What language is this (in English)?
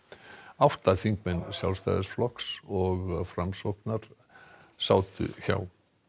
Icelandic